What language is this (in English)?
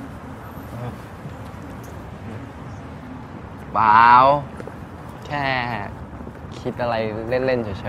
Thai